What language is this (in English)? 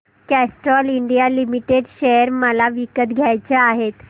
Marathi